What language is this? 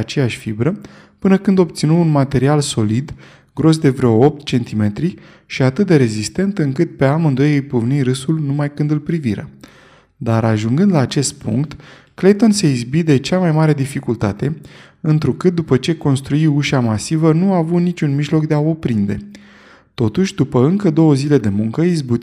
Romanian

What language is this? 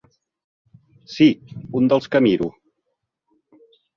Catalan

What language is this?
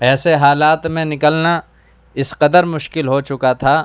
Urdu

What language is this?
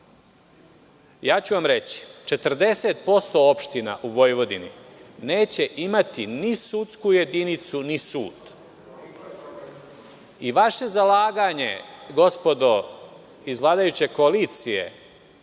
Serbian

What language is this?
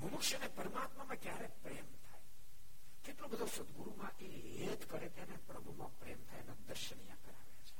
Gujarati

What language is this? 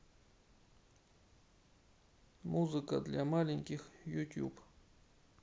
Russian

